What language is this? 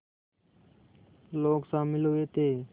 Hindi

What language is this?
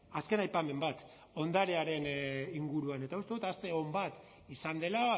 Basque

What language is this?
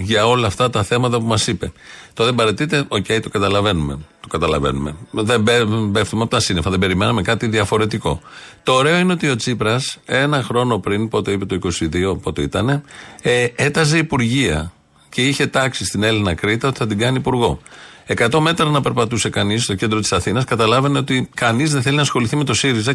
Greek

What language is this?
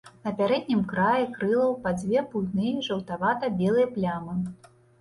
Belarusian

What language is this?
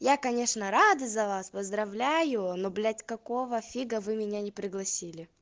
Russian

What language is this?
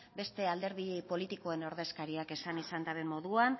Basque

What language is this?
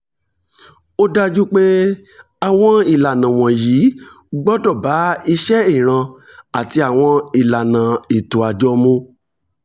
Yoruba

